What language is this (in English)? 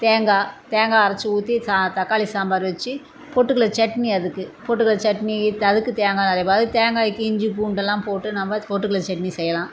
Tamil